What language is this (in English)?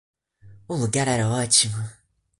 Portuguese